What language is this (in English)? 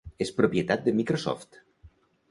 Catalan